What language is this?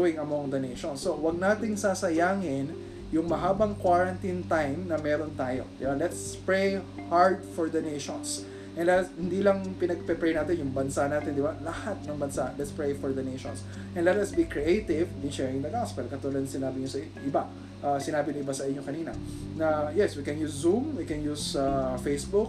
Filipino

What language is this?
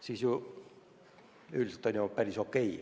Estonian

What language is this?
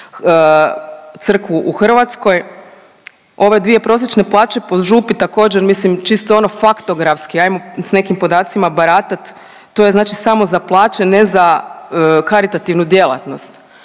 Croatian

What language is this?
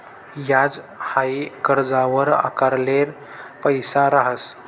Marathi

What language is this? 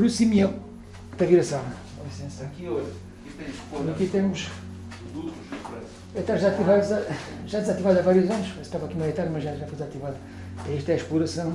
Portuguese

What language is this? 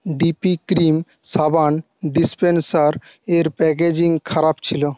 Bangla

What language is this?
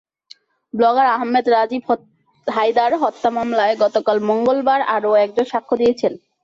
Bangla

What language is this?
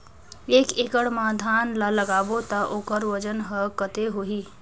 Chhattisgarhi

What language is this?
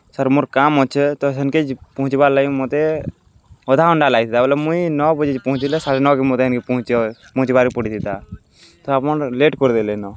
Odia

